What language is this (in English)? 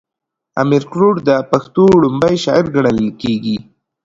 Pashto